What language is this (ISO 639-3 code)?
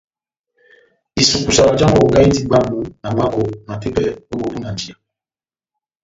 bnm